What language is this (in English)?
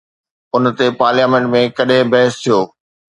Sindhi